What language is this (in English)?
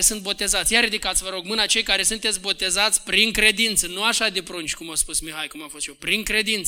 Romanian